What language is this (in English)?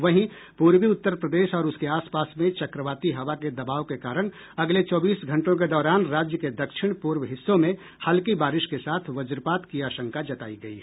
Hindi